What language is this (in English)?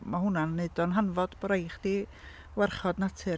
Welsh